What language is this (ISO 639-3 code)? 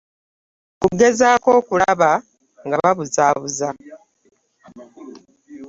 lug